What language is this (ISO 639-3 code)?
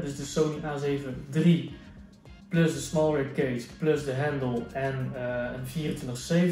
nld